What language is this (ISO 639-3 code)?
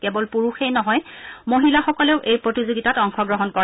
asm